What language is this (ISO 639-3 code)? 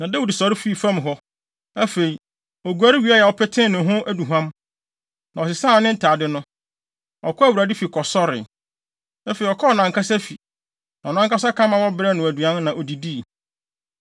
aka